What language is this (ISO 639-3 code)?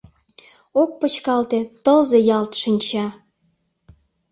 chm